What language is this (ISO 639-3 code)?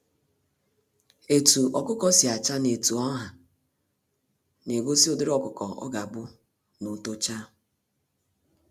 ibo